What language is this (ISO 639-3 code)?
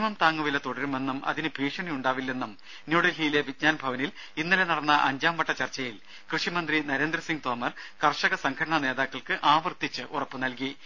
mal